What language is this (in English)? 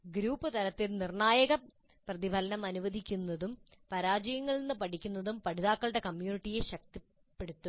Malayalam